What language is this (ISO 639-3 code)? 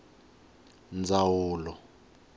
tso